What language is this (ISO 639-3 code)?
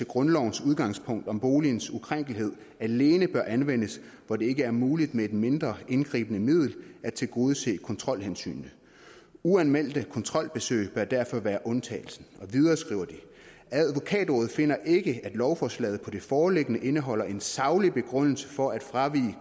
dan